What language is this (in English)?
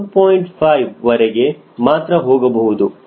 Kannada